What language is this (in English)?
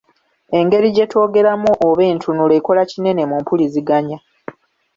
Ganda